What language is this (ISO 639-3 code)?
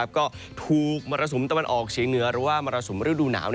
tha